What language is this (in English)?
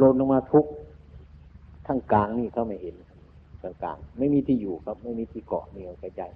Thai